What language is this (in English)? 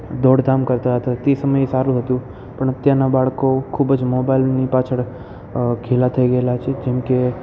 Gujarati